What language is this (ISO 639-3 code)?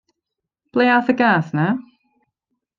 cym